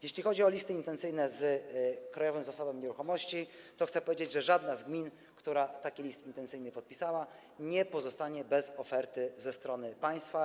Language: Polish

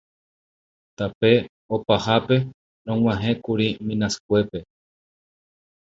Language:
Guarani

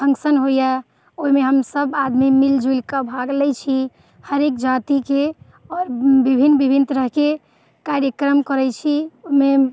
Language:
Maithili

